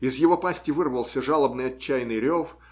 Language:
Russian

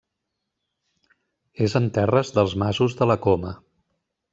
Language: Catalan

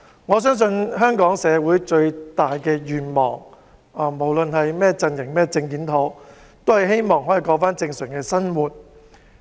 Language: Cantonese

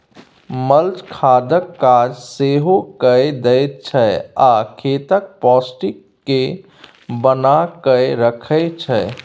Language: Maithili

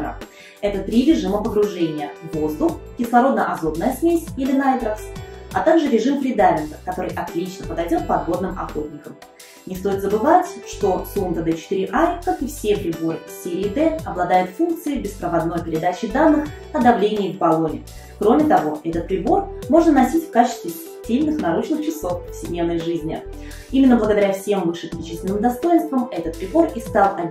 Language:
Russian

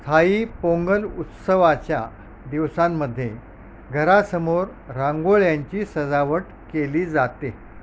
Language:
Marathi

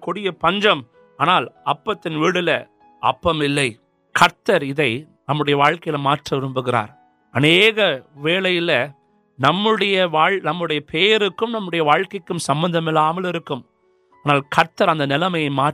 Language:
Urdu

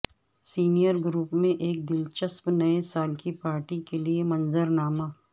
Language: Urdu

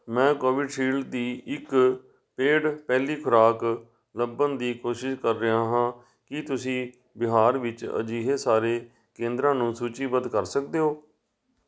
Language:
Punjabi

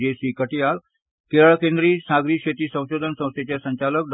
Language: Konkani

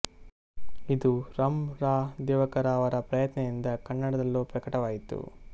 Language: Kannada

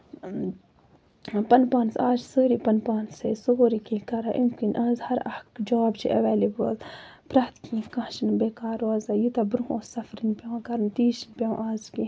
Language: Kashmiri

